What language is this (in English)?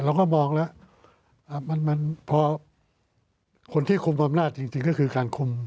Thai